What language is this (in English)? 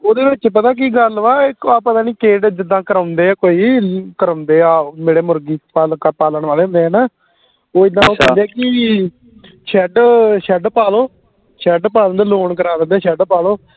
Punjabi